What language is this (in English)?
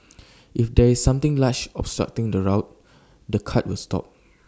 English